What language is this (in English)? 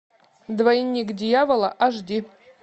Russian